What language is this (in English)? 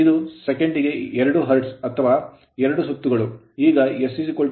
Kannada